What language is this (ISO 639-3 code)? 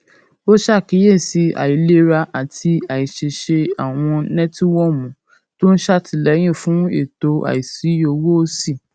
yor